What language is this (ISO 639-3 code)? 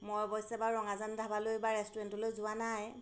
asm